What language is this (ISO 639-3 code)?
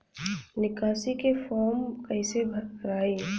bho